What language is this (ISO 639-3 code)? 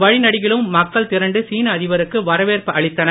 tam